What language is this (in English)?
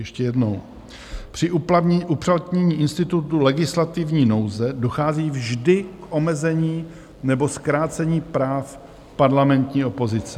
Czech